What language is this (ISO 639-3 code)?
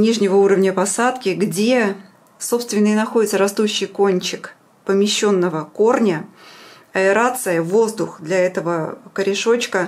rus